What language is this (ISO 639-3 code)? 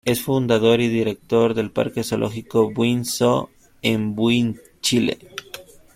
spa